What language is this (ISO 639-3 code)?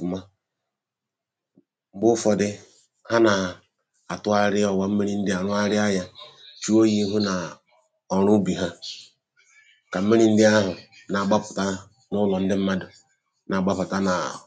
ibo